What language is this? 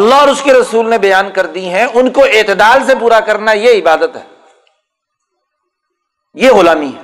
Urdu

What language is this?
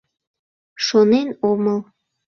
Mari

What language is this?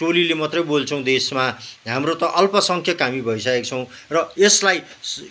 Nepali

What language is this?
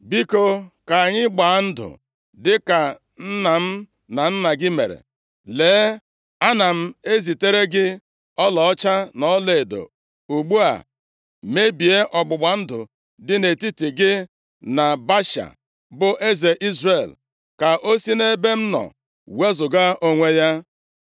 Igbo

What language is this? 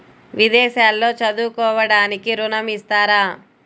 Telugu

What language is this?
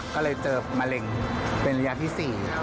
Thai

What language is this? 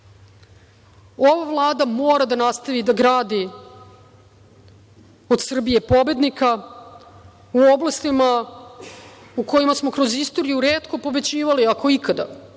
Serbian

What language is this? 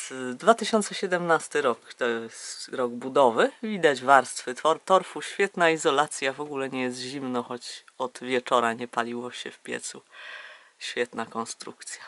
Polish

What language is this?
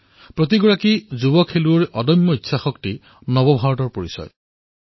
Assamese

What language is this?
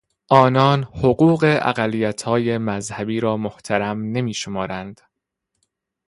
Persian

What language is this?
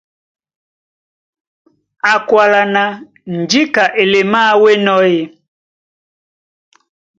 Duala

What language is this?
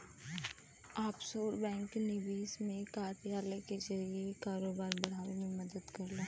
Bhojpuri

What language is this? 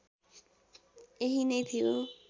Nepali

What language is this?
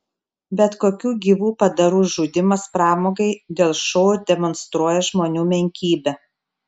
Lithuanian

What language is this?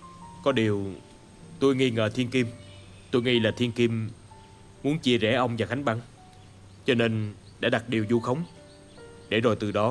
Vietnamese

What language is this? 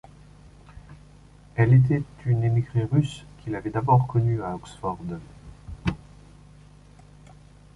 French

